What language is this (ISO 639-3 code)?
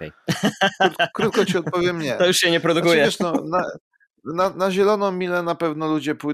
pol